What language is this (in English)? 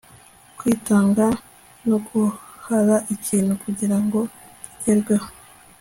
Kinyarwanda